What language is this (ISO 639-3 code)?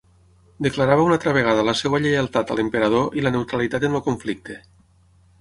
cat